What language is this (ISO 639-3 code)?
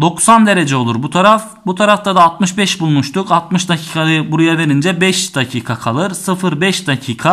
tur